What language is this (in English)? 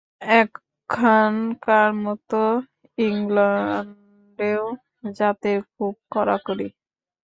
Bangla